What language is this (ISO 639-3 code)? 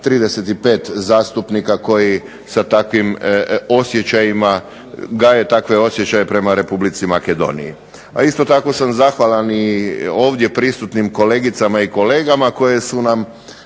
hrv